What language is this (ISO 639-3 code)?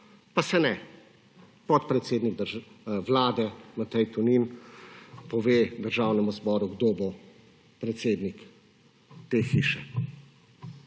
slv